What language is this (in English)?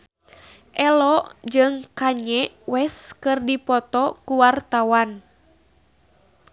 Sundanese